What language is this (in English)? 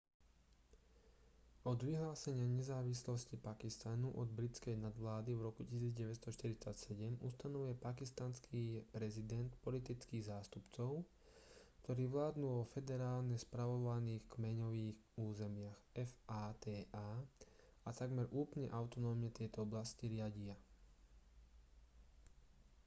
Slovak